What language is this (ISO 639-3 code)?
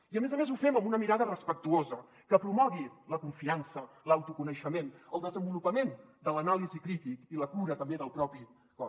cat